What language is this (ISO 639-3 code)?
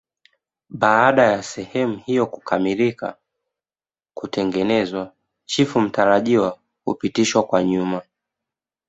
swa